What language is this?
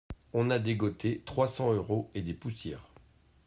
French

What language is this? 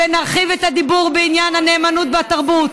Hebrew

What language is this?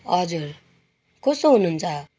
Nepali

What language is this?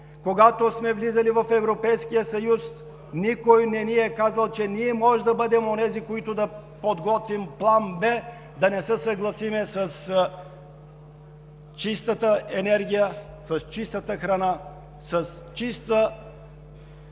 Bulgarian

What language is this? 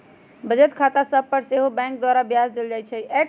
Magahi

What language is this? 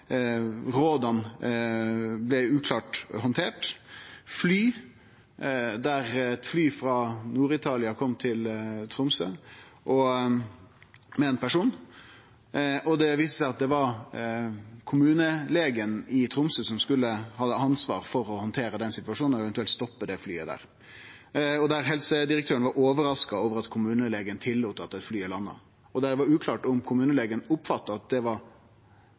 Norwegian Nynorsk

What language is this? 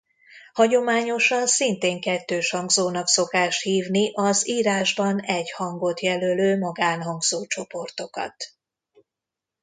Hungarian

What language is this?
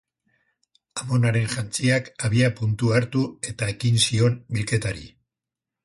Basque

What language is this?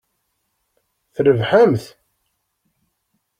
Kabyle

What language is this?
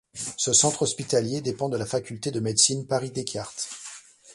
French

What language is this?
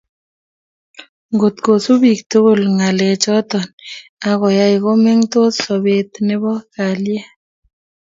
Kalenjin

